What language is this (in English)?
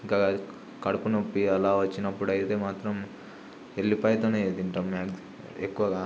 Telugu